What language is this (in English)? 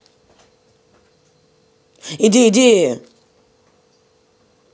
Russian